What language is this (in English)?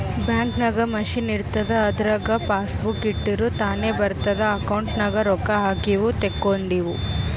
Kannada